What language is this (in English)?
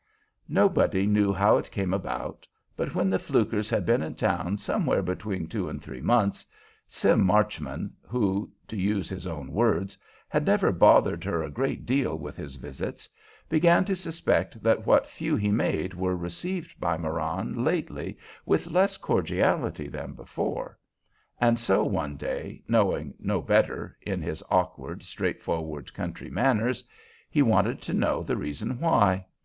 English